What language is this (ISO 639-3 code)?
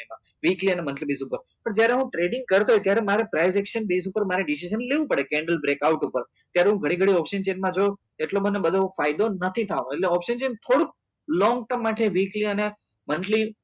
guj